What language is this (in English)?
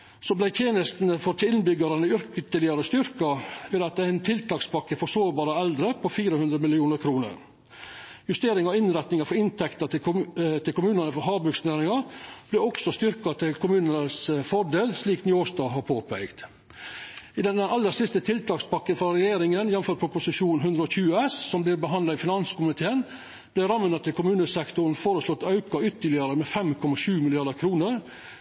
Norwegian Nynorsk